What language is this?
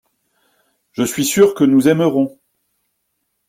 French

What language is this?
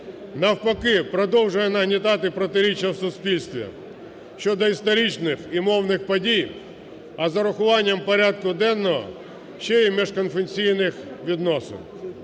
Ukrainian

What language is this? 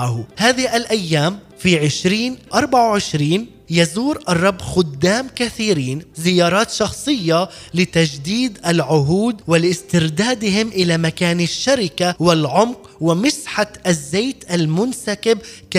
Arabic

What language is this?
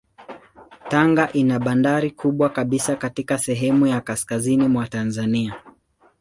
Swahili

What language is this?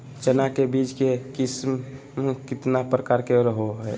Magahi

